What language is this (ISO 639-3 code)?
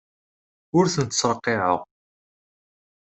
kab